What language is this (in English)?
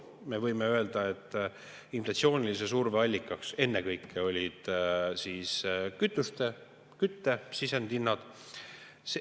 Estonian